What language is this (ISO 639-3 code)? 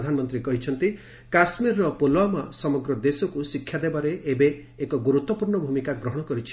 ori